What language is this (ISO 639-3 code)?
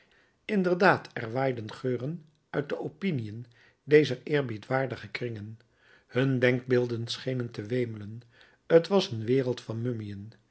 nld